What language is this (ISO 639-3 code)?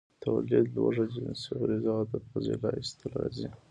pus